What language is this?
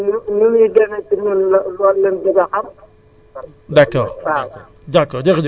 Wolof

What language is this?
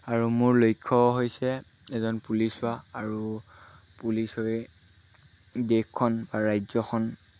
Assamese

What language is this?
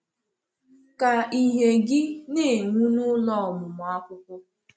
Igbo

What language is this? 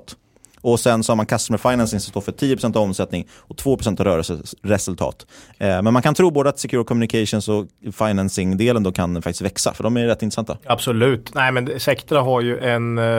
Swedish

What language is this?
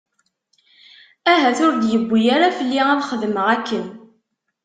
Kabyle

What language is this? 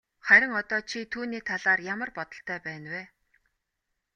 Mongolian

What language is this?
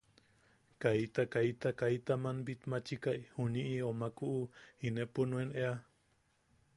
Yaqui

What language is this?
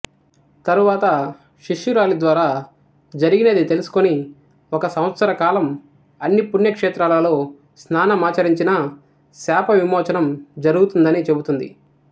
Telugu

